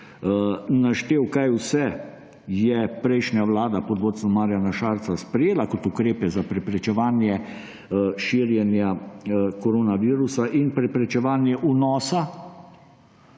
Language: Slovenian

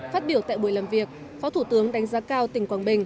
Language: Vietnamese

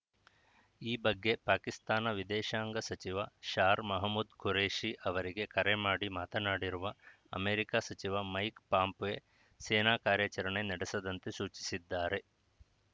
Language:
Kannada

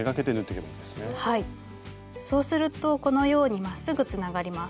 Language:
Japanese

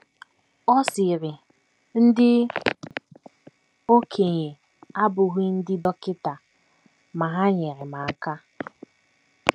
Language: Igbo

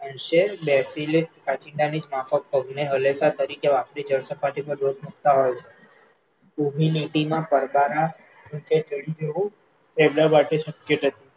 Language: Gujarati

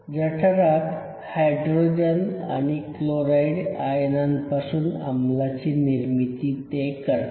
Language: Marathi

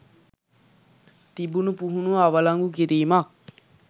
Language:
Sinhala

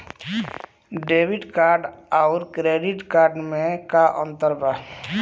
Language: Bhojpuri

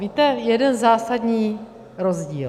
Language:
Czech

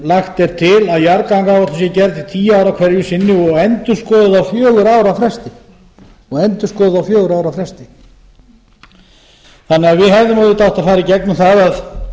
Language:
Icelandic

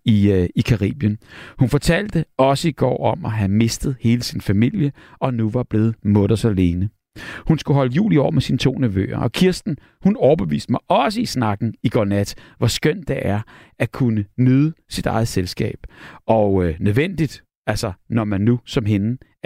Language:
Danish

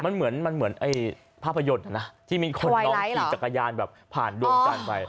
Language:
Thai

